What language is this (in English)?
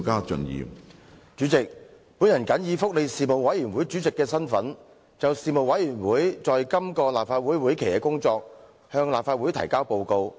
Cantonese